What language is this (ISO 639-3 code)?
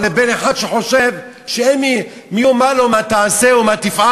heb